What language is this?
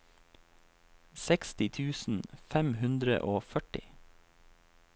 Norwegian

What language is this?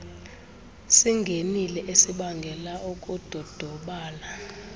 Xhosa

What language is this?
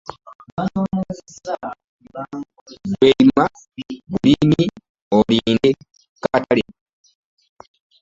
Ganda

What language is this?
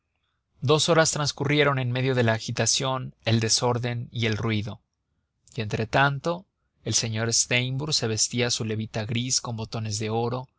Spanish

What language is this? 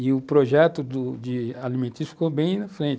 Portuguese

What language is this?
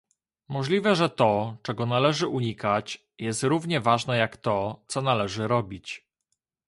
Polish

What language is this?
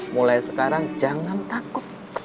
Indonesian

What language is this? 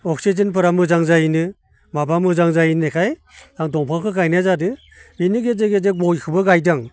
Bodo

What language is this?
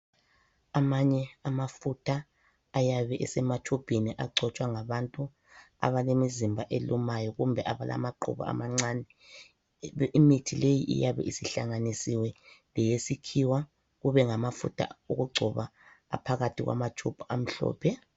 North Ndebele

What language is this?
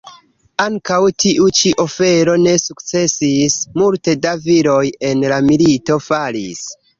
Esperanto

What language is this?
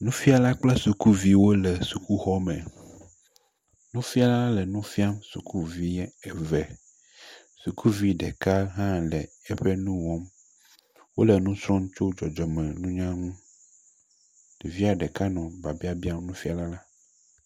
Ewe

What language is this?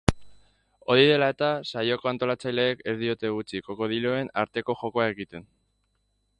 Basque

